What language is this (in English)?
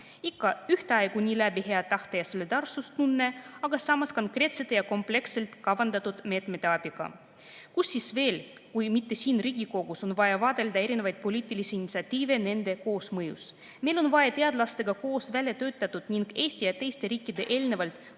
Estonian